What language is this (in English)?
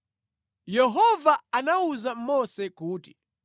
Nyanja